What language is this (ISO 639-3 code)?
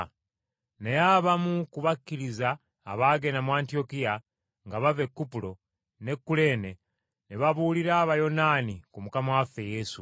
lug